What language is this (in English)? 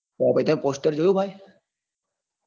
Gujarati